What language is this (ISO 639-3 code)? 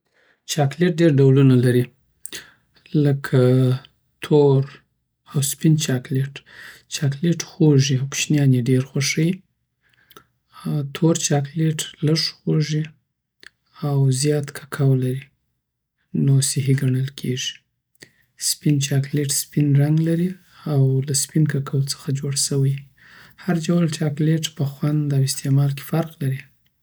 pbt